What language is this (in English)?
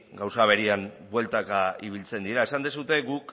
Basque